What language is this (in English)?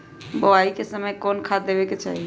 Magahi